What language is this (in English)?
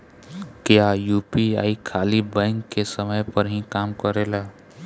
Bhojpuri